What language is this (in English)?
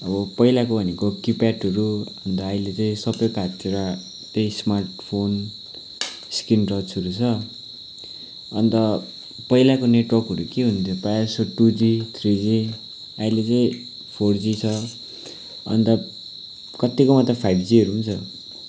Nepali